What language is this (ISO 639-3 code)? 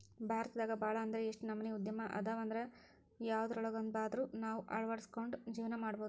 kan